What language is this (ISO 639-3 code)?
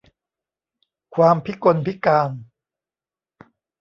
tha